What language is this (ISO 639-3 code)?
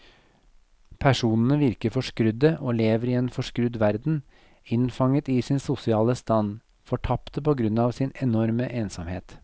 nor